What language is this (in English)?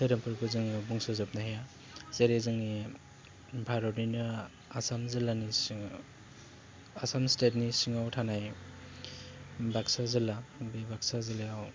Bodo